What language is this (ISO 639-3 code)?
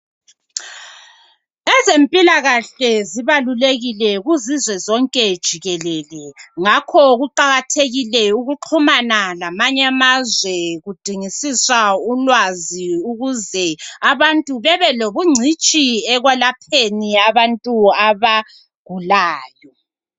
nde